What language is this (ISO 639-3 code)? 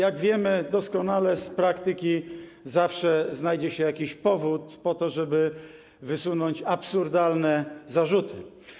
pol